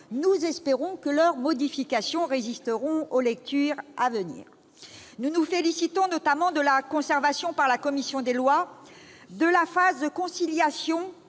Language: French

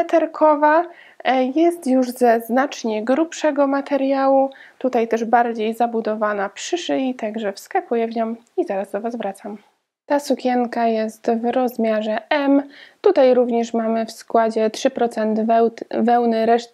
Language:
Polish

